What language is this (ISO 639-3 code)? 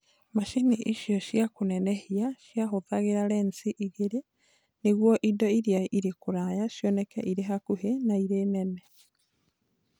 kik